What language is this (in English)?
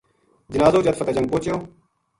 Gujari